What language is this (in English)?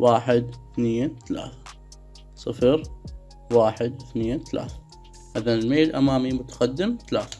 Arabic